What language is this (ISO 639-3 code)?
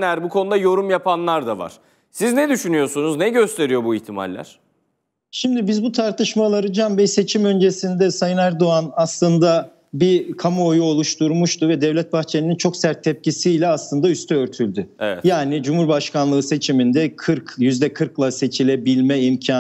tur